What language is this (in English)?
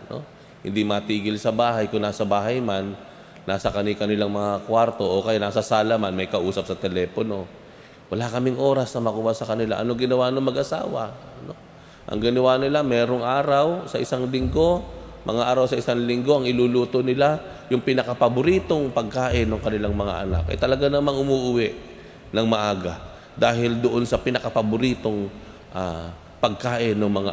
Filipino